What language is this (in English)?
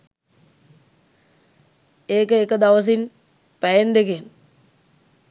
Sinhala